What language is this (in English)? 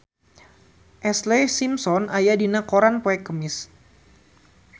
Sundanese